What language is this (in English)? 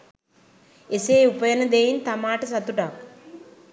Sinhala